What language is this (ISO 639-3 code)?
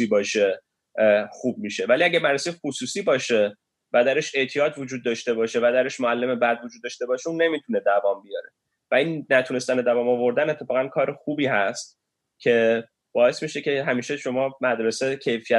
fas